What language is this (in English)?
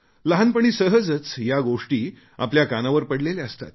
Marathi